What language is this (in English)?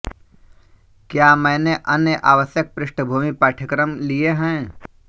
Hindi